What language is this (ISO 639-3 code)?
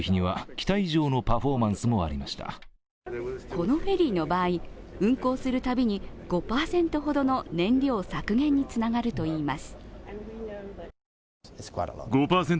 jpn